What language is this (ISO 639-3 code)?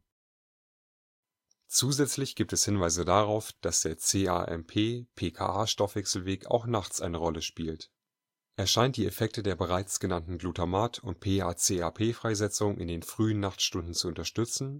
deu